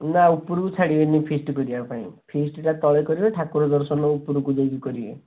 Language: Odia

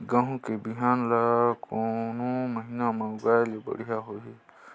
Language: Chhattisgarhi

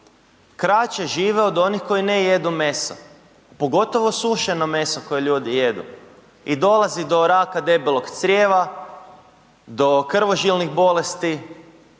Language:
Croatian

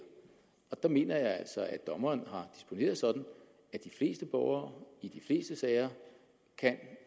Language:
Danish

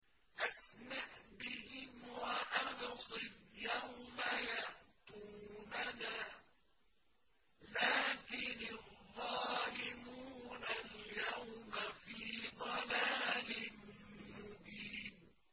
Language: Arabic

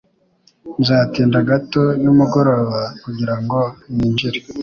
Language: Kinyarwanda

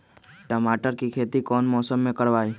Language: Magahi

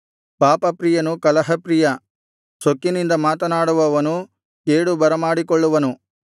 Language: Kannada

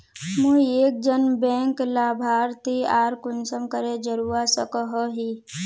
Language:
Magahi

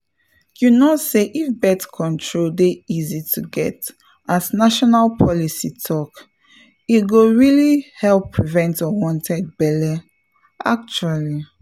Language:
Nigerian Pidgin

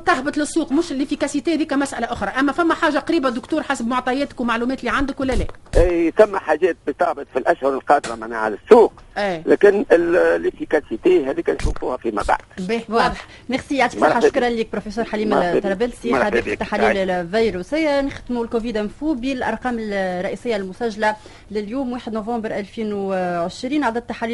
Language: Arabic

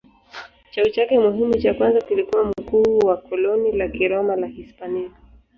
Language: Swahili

